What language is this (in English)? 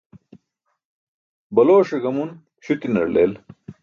Burushaski